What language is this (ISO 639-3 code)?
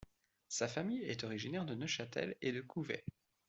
fra